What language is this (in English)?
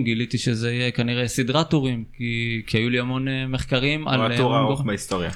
Hebrew